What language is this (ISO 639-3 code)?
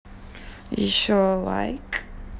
rus